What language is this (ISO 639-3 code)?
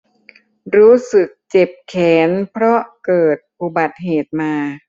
tha